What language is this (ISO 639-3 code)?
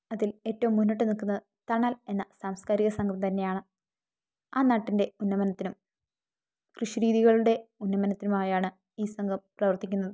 mal